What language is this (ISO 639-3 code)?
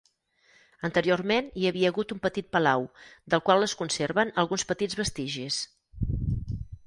cat